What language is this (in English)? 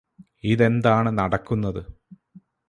Malayalam